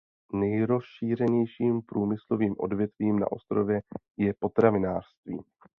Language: Czech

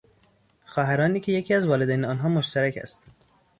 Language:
Persian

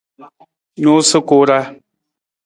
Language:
Nawdm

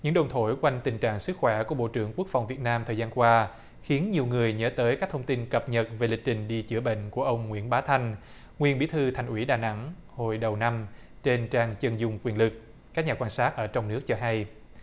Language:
Vietnamese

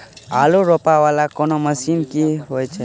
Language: Maithili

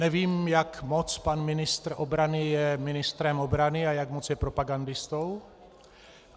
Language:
Czech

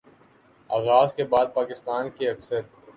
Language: Urdu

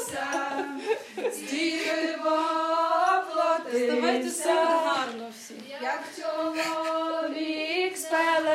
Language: Ukrainian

